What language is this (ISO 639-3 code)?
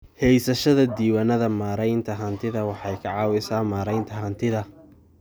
som